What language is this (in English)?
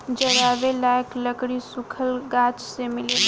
Bhojpuri